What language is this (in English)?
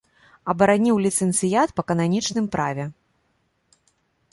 Belarusian